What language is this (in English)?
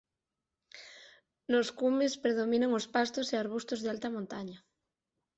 Galician